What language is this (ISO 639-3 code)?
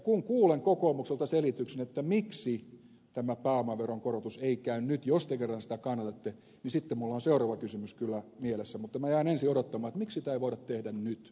fin